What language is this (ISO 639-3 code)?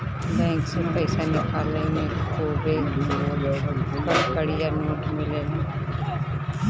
bho